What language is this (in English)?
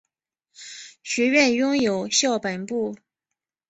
Chinese